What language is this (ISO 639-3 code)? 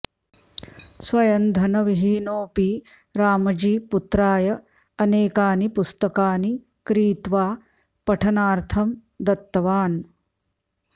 san